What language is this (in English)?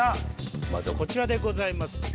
Japanese